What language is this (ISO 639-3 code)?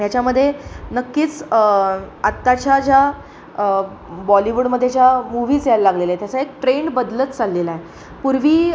mar